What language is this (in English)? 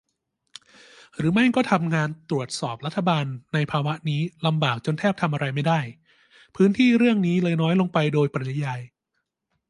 Thai